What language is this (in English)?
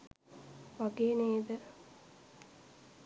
Sinhala